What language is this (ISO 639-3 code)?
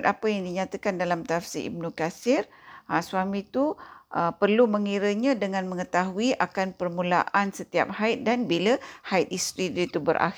msa